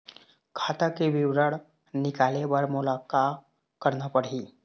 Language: Chhattisgarhi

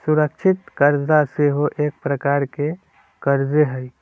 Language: Magahi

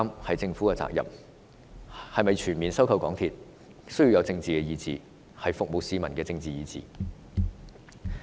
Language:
Cantonese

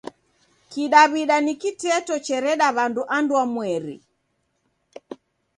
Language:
Taita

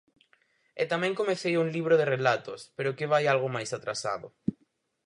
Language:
Galician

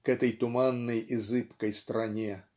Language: Russian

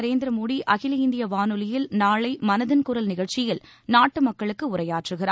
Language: Tamil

